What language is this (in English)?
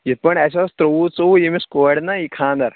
Kashmiri